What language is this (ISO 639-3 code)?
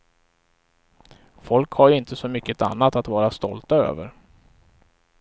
swe